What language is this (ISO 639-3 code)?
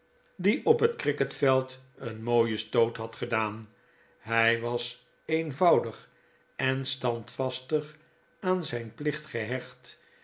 nld